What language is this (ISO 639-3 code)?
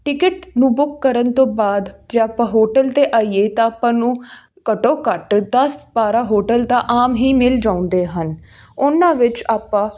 pan